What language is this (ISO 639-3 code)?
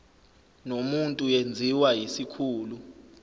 zul